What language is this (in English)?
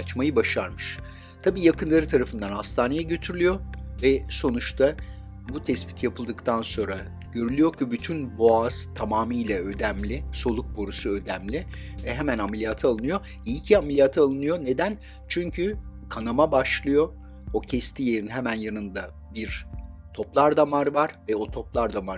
Turkish